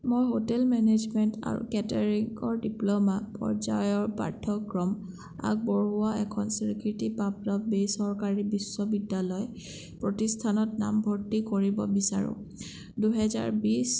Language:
Assamese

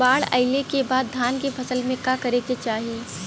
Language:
Bhojpuri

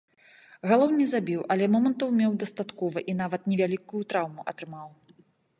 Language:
Belarusian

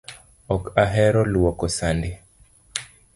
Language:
Luo (Kenya and Tanzania)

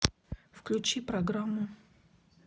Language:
Russian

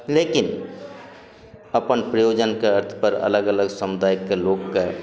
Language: Maithili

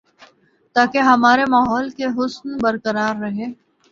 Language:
Urdu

